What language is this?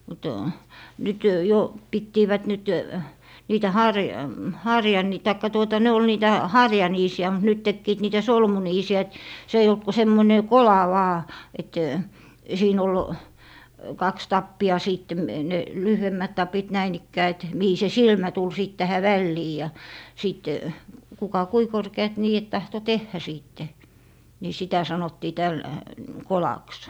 Finnish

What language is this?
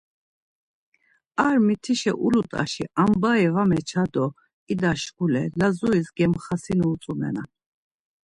Laz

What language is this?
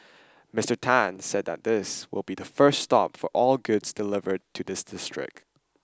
English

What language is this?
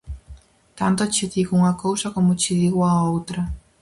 Galician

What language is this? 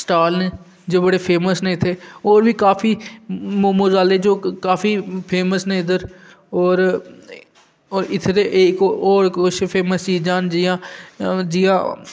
Dogri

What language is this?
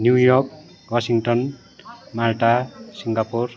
Nepali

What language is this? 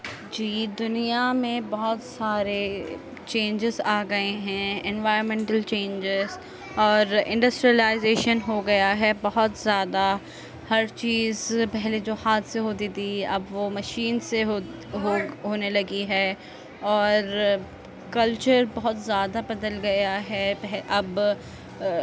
Urdu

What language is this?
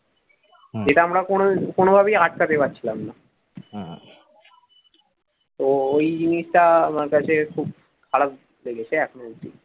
Bangla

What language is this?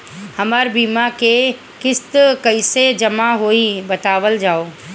Bhojpuri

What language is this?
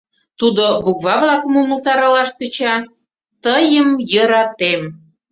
Mari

